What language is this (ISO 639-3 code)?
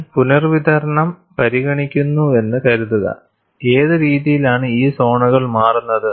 mal